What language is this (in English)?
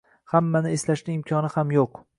Uzbek